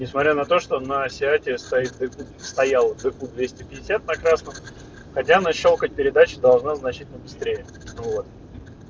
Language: Russian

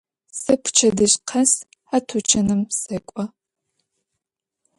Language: Adyghe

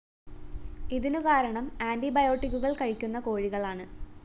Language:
Malayalam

